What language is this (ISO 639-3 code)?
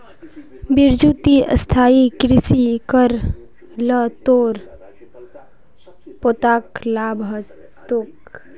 mag